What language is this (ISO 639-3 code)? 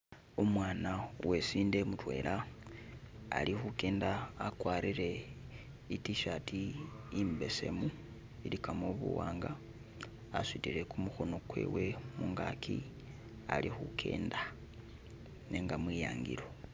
myx